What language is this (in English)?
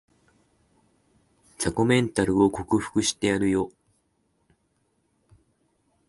Japanese